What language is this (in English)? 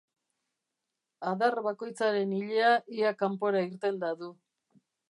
Basque